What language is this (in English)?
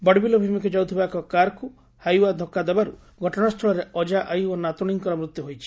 Odia